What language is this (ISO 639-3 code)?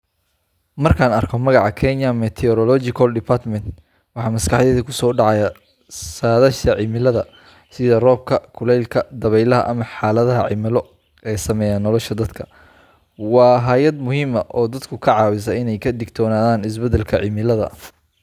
som